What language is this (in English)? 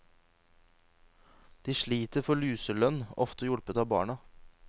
Norwegian